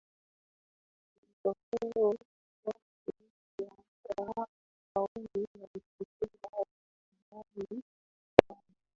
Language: Swahili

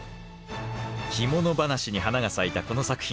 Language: Japanese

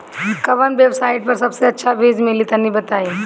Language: Bhojpuri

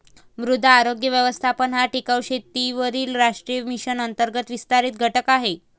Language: Marathi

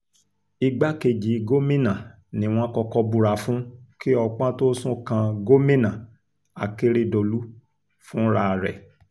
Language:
Yoruba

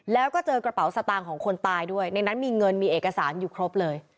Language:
Thai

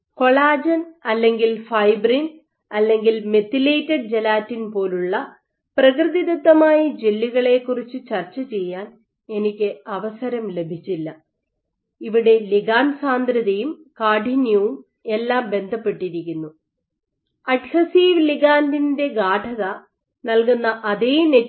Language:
Malayalam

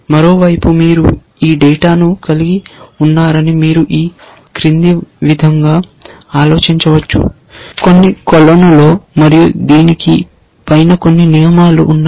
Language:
Telugu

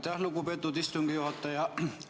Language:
Estonian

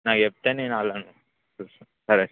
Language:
Telugu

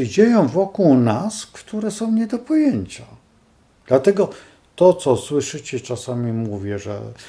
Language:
Polish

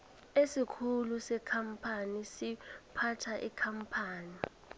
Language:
South Ndebele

